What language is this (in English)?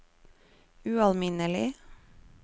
Norwegian